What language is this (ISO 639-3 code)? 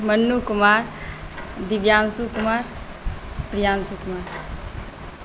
mai